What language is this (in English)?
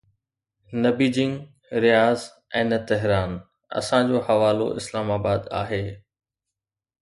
Sindhi